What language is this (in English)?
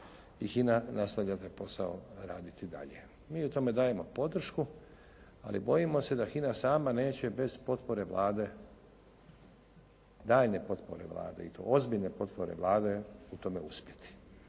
Croatian